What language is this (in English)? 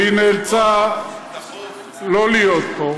Hebrew